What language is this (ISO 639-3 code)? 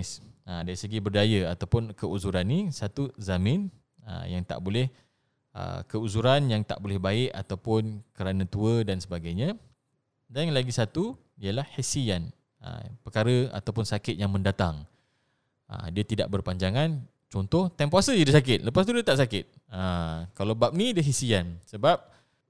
msa